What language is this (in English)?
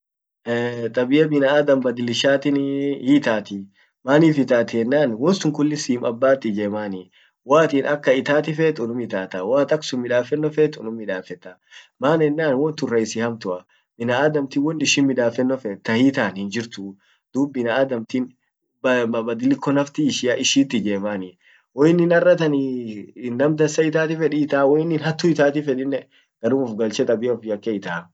Orma